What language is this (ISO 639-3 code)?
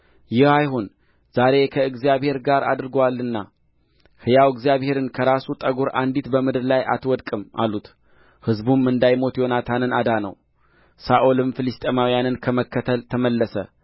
amh